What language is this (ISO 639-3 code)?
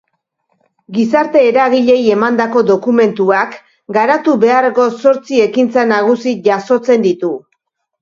eus